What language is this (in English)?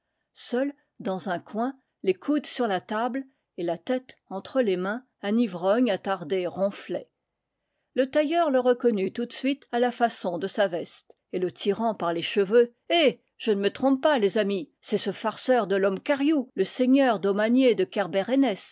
French